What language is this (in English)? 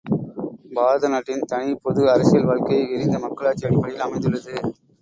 Tamil